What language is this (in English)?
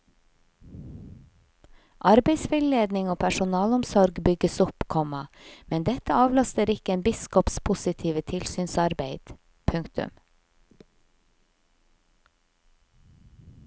Norwegian